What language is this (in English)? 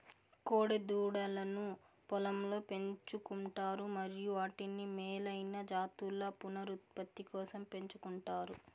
Telugu